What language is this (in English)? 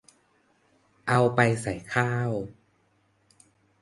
Thai